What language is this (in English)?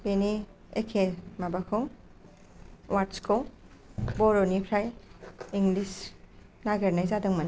Bodo